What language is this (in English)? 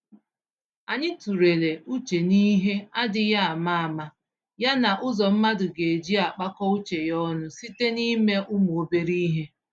Igbo